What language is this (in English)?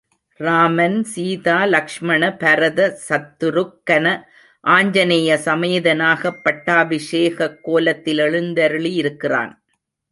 Tamil